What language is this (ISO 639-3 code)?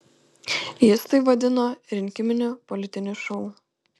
lit